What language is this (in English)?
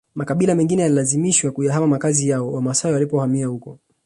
Swahili